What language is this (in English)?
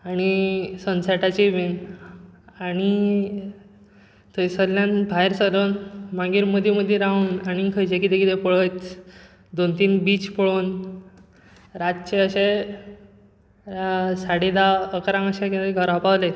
Konkani